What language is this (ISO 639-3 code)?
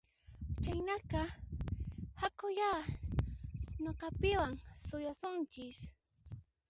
qxp